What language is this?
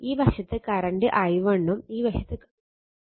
Malayalam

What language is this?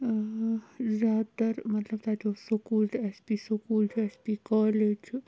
Kashmiri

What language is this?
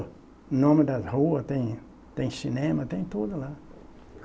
Portuguese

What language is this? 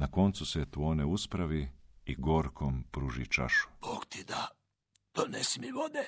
Croatian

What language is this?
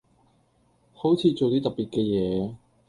Cantonese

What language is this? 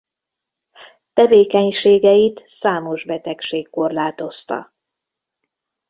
Hungarian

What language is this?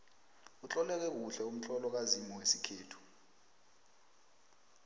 South Ndebele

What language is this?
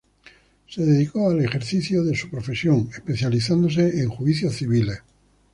Spanish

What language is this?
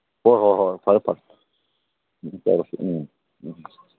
Manipuri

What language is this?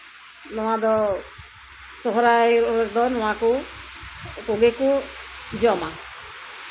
Santali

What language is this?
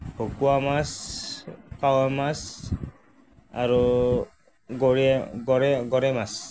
Assamese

